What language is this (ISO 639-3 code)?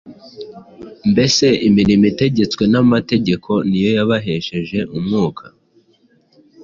kin